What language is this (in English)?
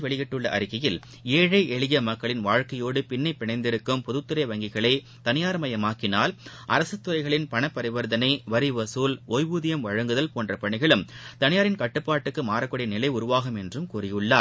Tamil